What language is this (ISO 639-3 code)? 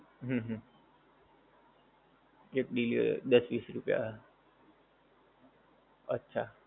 guj